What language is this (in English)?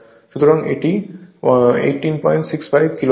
Bangla